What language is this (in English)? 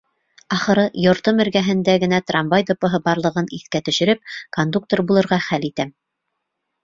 Bashkir